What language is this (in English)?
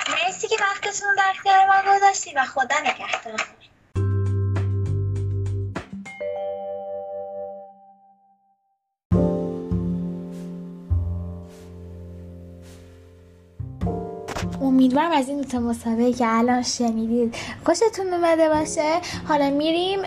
Persian